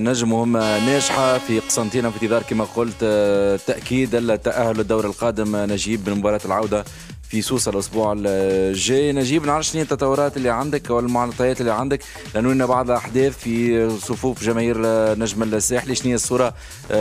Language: Arabic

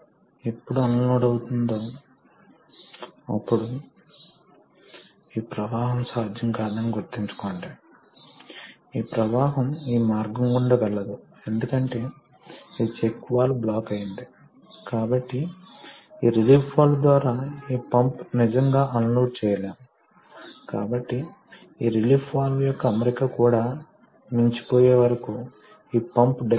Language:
Telugu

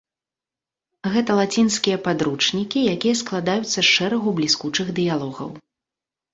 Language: Belarusian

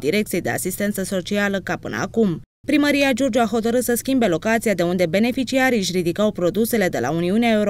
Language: Romanian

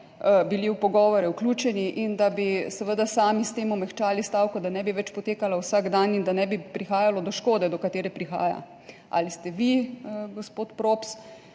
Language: Slovenian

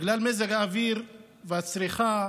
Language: Hebrew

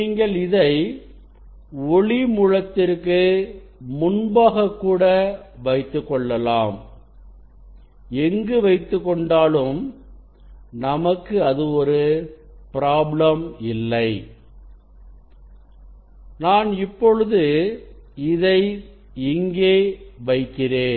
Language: Tamil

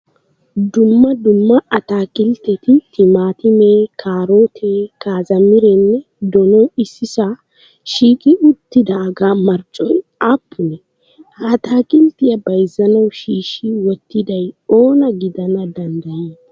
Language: Wolaytta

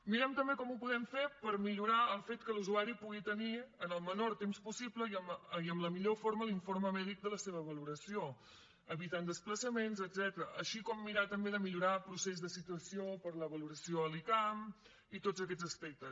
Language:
Catalan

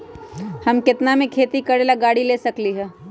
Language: Magahi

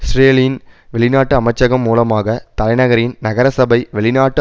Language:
Tamil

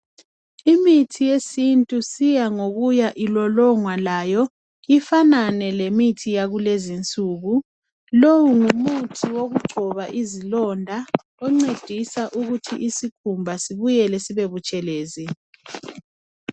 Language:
North Ndebele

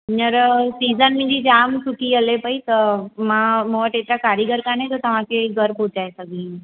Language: Sindhi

